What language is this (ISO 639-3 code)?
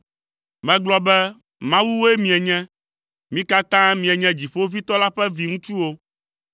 ewe